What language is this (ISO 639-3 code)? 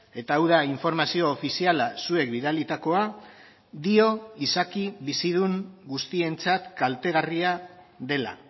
eus